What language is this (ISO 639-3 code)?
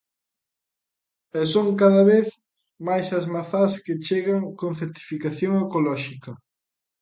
glg